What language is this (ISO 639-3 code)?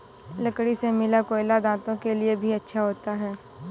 hin